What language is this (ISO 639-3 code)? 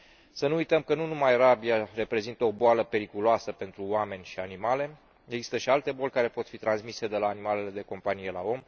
ron